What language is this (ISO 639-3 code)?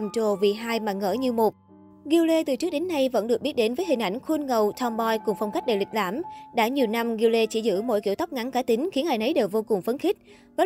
vie